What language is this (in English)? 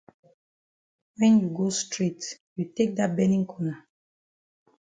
Cameroon Pidgin